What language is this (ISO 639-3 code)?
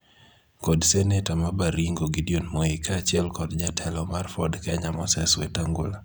luo